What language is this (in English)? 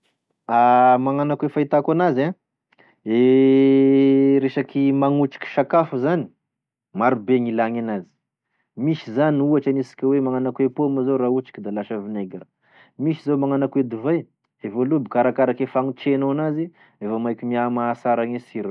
Tesaka Malagasy